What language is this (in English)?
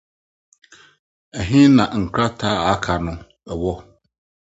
Akan